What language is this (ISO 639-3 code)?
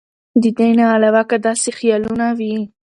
pus